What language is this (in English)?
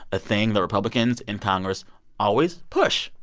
English